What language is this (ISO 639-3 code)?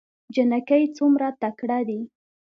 pus